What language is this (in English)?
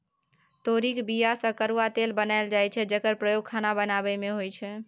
Maithili